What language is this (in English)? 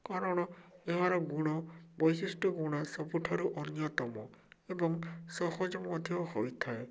Odia